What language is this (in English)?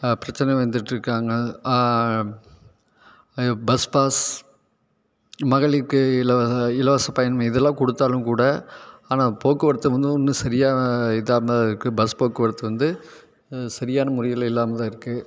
Tamil